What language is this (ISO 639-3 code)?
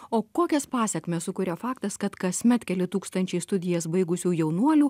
lit